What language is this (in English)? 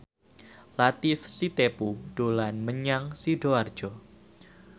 Javanese